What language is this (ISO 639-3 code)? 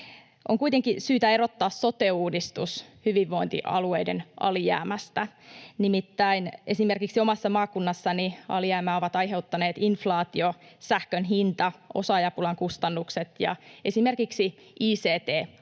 fin